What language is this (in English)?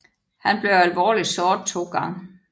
Danish